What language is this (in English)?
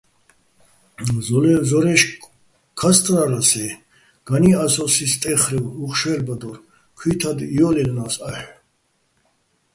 Bats